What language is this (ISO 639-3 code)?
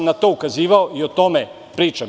srp